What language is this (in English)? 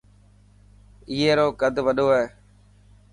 Dhatki